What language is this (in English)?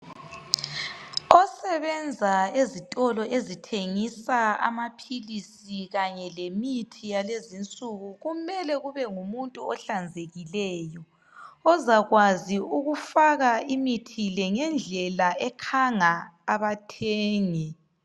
North Ndebele